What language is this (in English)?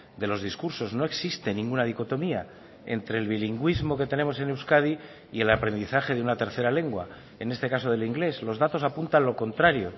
Spanish